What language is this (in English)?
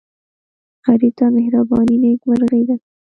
Pashto